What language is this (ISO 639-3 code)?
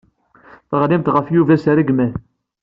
kab